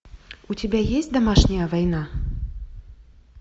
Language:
Russian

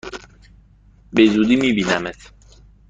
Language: Persian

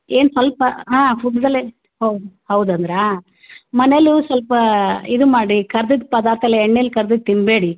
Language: Kannada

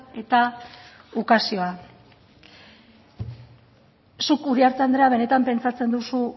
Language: Basque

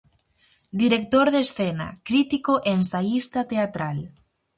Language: Galician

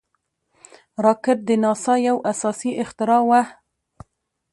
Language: Pashto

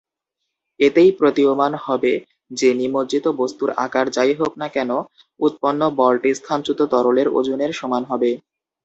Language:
Bangla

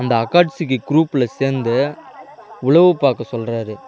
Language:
Tamil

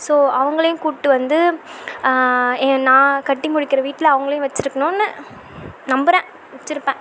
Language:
Tamil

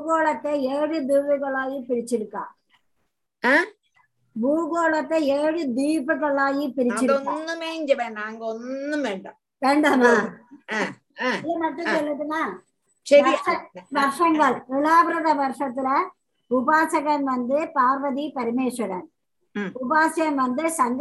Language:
Tamil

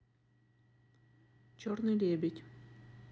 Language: Russian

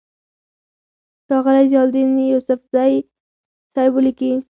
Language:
Pashto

